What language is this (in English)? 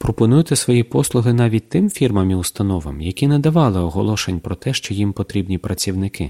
Ukrainian